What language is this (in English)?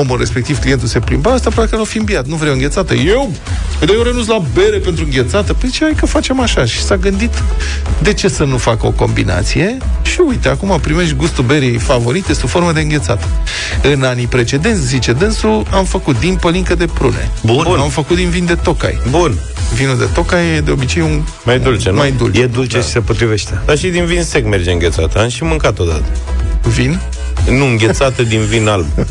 Romanian